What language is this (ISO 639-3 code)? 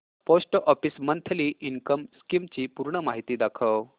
mar